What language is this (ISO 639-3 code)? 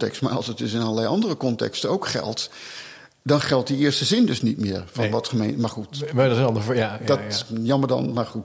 nld